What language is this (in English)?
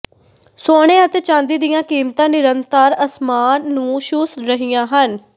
Punjabi